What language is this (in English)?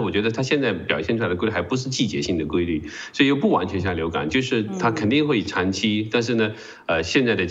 Chinese